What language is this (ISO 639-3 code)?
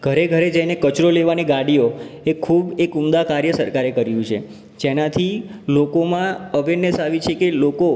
guj